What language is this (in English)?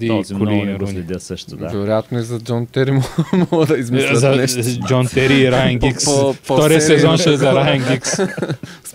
Bulgarian